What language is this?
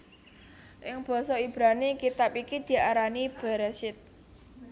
Javanese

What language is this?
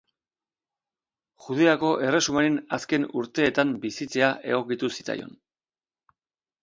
Basque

